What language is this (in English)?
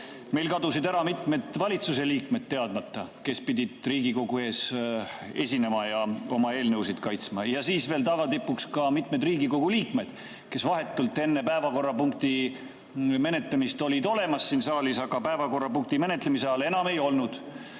Estonian